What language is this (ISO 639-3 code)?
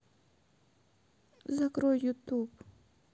rus